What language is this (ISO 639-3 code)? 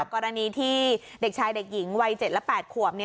tha